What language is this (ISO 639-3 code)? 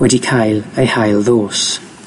cym